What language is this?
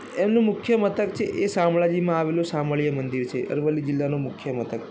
Gujarati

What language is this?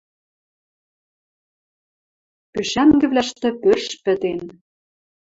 Western Mari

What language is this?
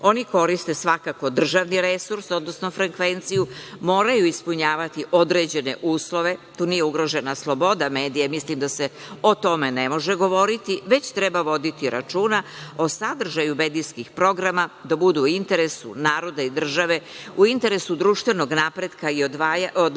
Serbian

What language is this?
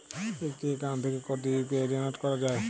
Bangla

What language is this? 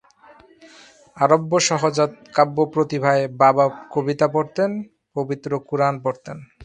Bangla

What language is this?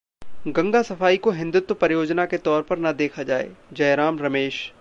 Hindi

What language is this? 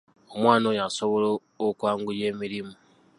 Ganda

